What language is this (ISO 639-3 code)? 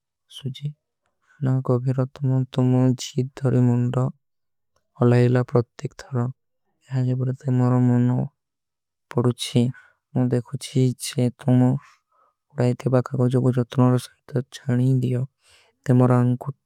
uki